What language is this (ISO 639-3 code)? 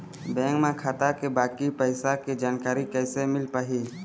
hne